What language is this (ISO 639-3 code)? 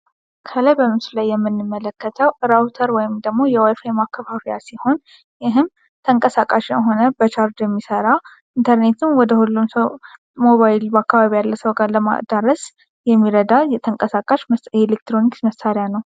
amh